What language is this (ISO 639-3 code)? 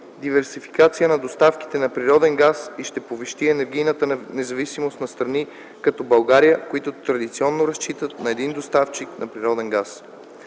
bul